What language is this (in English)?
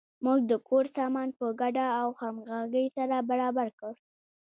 Pashto